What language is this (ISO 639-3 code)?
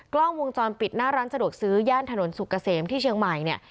tha